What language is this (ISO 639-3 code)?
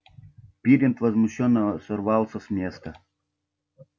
rus